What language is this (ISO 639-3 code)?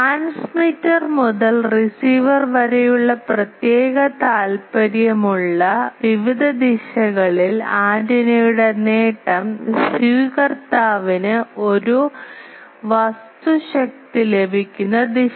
mal